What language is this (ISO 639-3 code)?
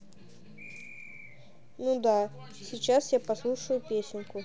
rus